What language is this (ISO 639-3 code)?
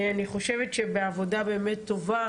heb